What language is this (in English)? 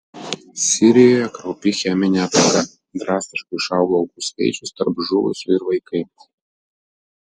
Lithuanian